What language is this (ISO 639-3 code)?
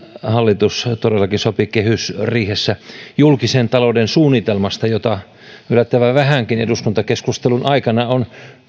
fin